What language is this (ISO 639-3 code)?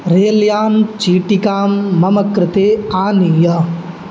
san